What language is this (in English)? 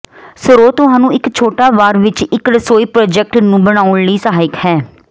Punjabi